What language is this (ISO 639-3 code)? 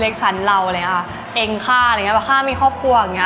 tha